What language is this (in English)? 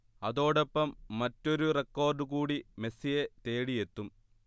Malayalam